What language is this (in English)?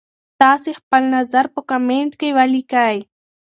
Pashto